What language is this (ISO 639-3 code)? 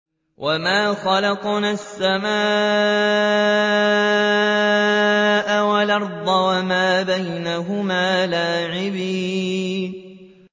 ara